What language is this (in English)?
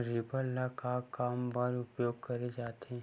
Chhattisgarhi